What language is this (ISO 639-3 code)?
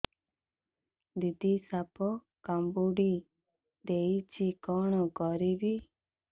ori